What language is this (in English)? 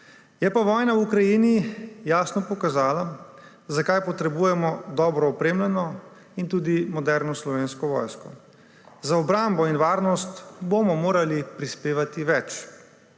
Slovenian